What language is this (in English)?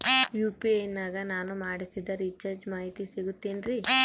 Kannada